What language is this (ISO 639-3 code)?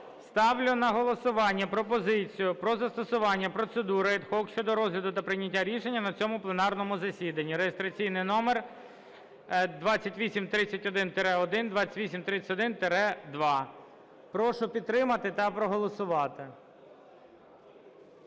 ukr